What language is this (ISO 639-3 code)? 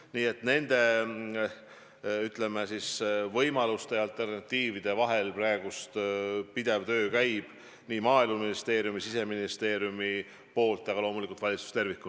est